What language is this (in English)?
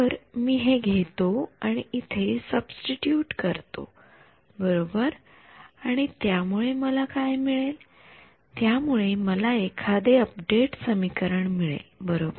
Marathi